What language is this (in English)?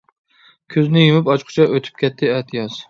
Uyghur